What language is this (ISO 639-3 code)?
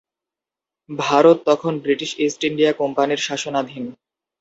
ben